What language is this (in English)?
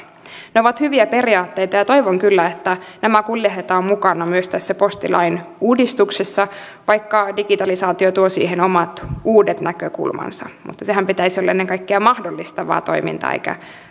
Finnish